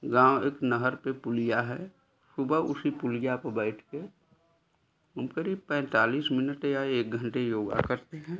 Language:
Hindi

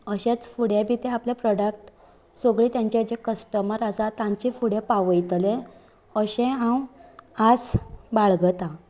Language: Konkani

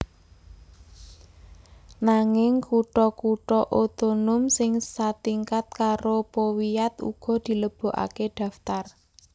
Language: Javanese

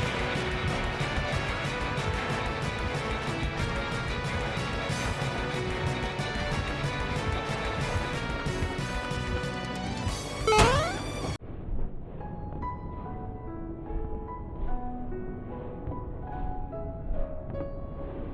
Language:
Japanese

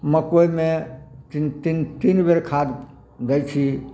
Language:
Maithili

